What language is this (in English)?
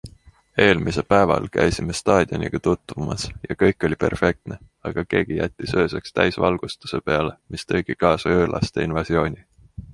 Estonian